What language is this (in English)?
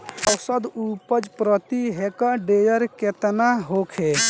Bhojpuri